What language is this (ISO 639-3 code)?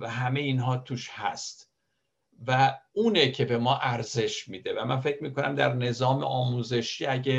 fas